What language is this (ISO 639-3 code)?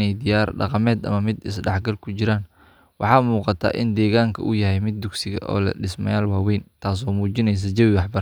som